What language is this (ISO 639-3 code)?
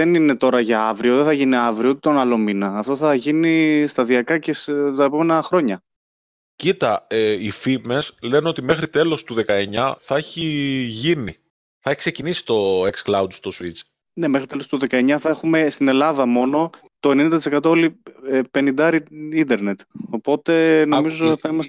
ell